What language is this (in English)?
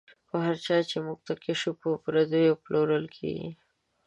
Pashto